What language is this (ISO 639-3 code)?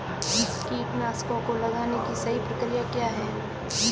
hin